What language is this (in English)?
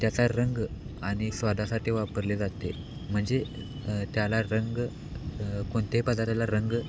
Marathi